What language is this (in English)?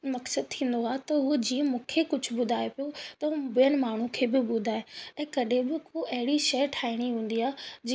Sindhi